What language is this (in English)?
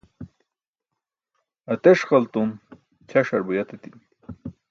Burushaski